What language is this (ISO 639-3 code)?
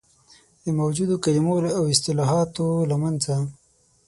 pus